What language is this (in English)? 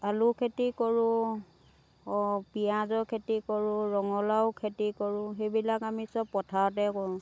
Assamese